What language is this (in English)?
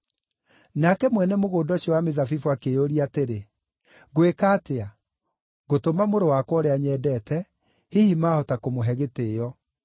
Kikuyu